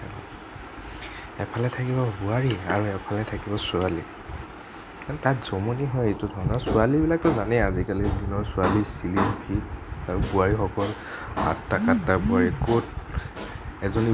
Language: Assamese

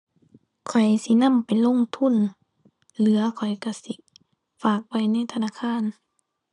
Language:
Thai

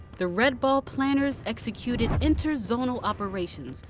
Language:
English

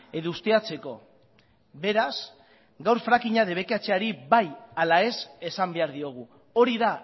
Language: Basque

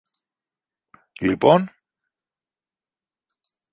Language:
Greek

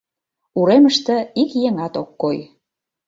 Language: Mari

